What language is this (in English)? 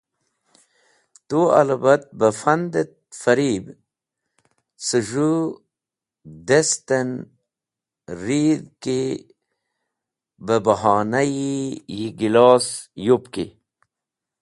Wakhi